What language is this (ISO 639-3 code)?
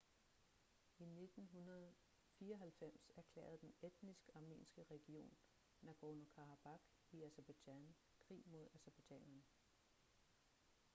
dan